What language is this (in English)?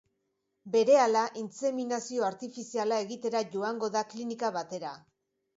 Basque